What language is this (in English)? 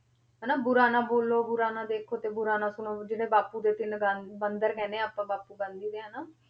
Punjabi